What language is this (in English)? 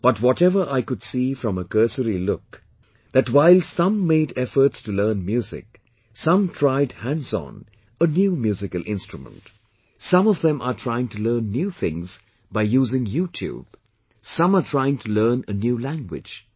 English